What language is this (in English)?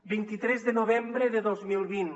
Catalan